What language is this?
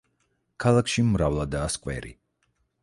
Georgian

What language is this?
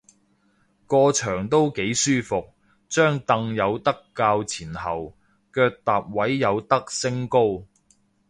Cantonese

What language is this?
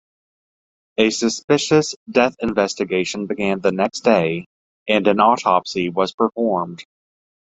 English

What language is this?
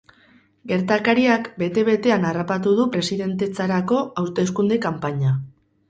Basque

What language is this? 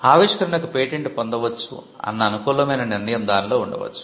Telugu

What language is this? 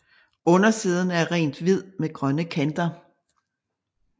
Danish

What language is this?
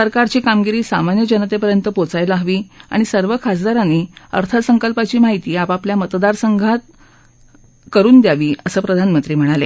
Marathi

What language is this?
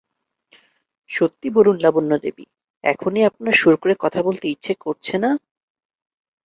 Bangla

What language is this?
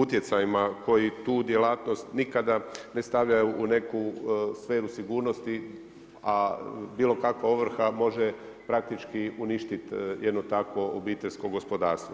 Croatian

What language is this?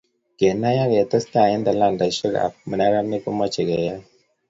Kalenjin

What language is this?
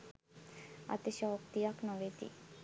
Sinhala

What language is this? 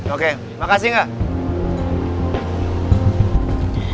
Indonesian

